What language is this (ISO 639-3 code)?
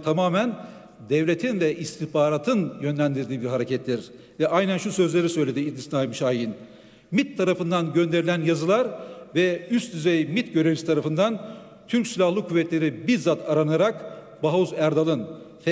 tur